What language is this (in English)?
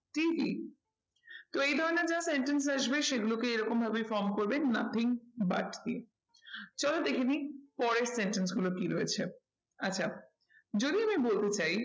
Bangla